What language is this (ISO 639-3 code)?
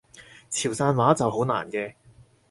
yue